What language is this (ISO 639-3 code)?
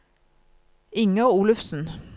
nor